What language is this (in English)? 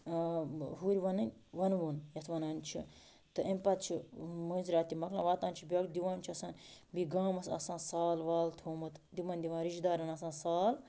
Kashmiri